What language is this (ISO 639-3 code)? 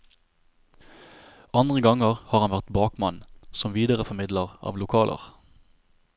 nor